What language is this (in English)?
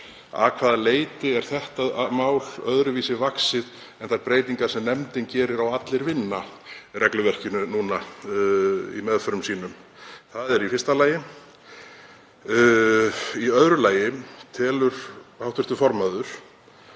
Icelandic